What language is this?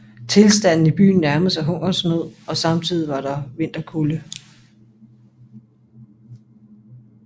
Danish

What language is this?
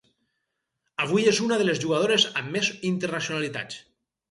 Catalan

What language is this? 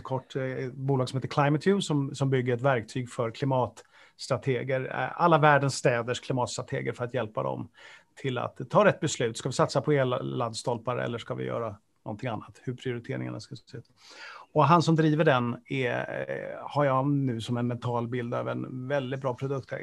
Swedish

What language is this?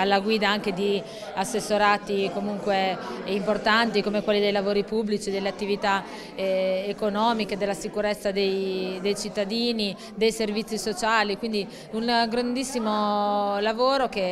Italian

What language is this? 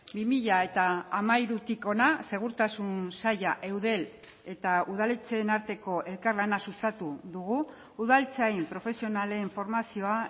Basque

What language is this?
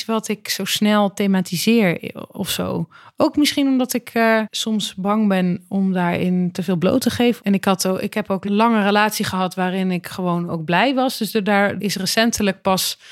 Dutch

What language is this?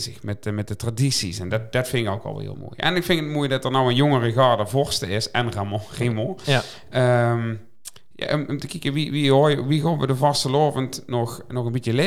Dutch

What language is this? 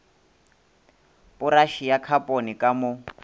Northern Sotho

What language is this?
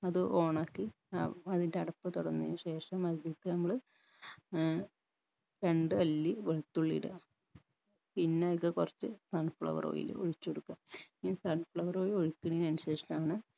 Malayalam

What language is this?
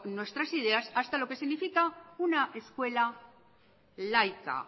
Spanish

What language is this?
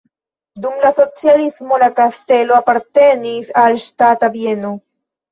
Esperanto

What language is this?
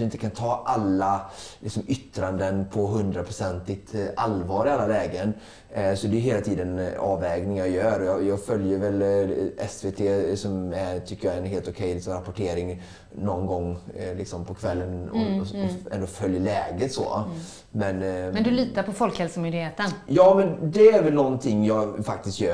Swedish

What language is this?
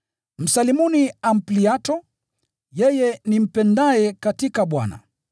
Swahili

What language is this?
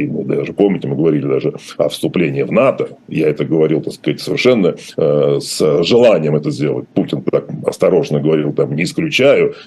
Russian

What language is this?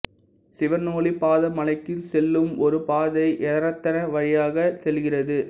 Tamil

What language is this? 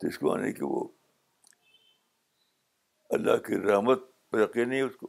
Urdu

